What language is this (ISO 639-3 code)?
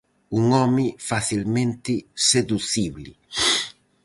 glg